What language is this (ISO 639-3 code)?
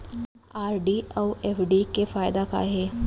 hne